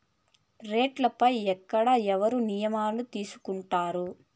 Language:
Telugu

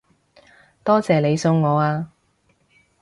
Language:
Cantonese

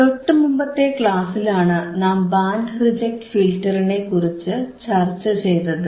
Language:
Malayalam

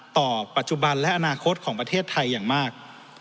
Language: Thai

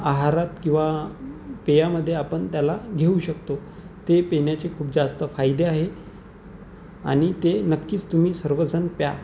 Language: Marathi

